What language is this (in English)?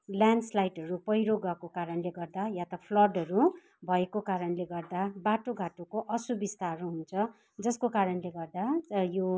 Nepali